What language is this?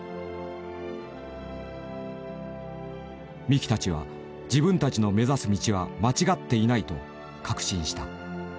Japanese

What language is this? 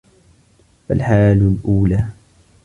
Arabic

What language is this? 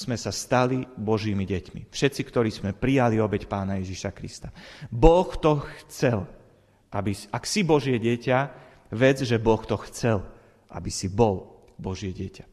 Slovak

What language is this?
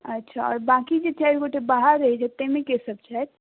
Maithili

